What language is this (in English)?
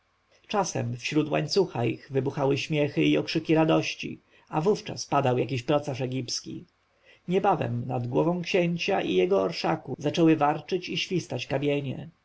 Polish